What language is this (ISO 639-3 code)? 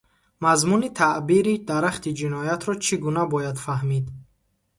tgk